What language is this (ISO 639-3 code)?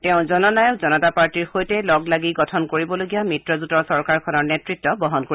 asm